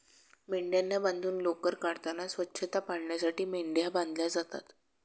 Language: Marathi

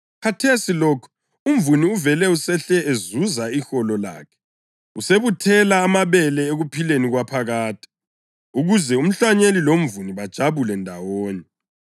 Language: North Ndebele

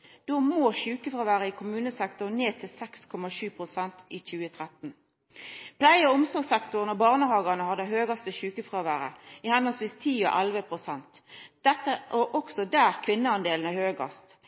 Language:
Norwegian Nynorsk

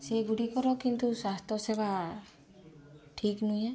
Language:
Odia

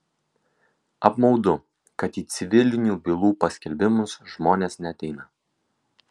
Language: Lithuanian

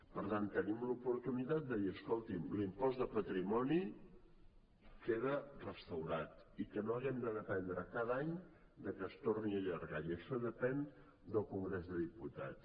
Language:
Catalan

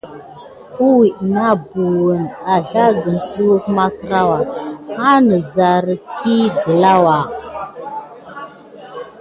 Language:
Gidar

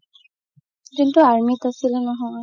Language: Assamese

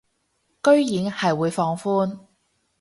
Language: Cantonese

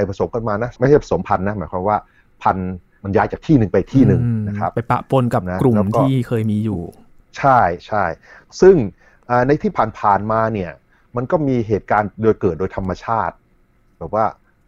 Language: Thai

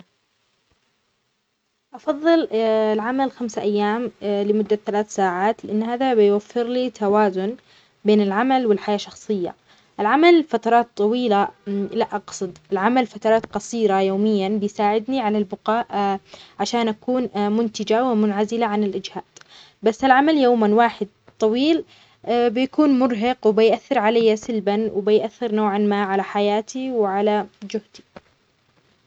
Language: Omani Arabic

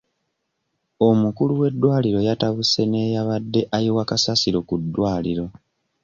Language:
Ganda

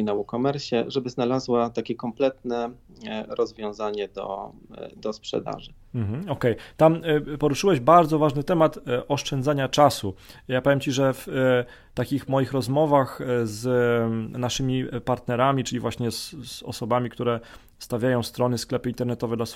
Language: Polish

